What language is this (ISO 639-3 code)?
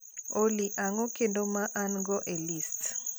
luo